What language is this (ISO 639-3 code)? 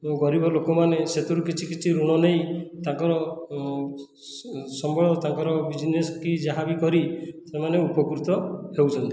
ori